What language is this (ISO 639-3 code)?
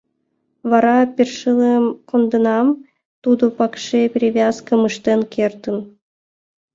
chm